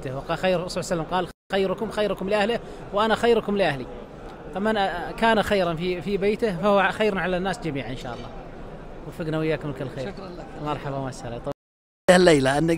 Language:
Arabic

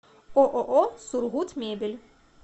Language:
Russian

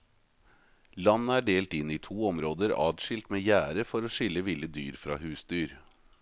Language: Norwegian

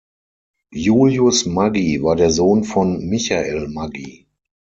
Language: German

